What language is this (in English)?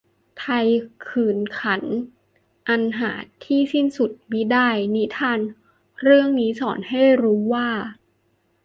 Thai